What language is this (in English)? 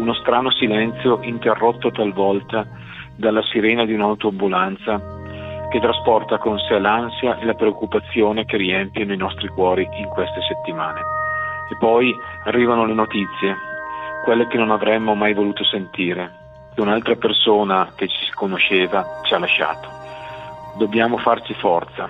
Italian